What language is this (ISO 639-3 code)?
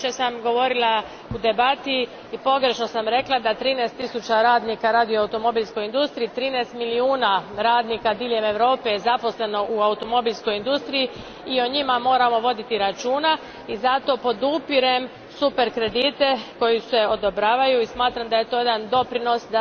hrv